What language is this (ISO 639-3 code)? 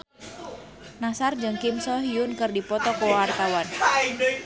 sun